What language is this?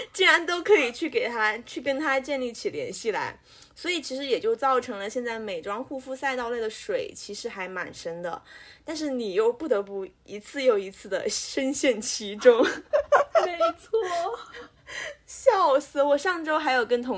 Chinese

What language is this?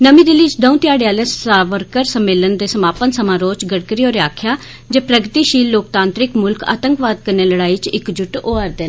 Dogri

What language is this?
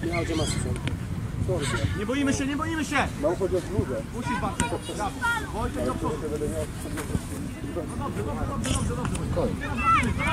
Polish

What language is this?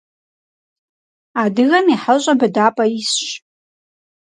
Kabardian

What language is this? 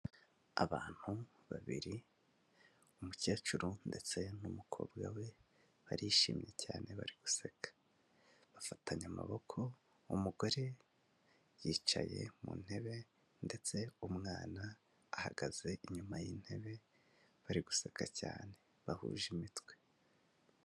Kinyarwanda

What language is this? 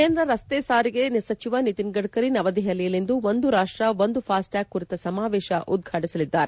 Kannada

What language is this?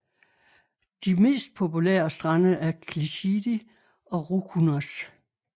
Danish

